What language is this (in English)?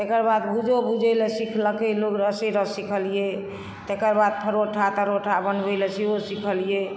Maithili